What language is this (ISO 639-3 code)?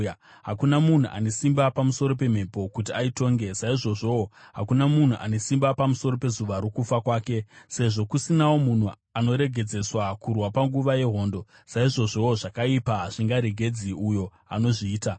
sna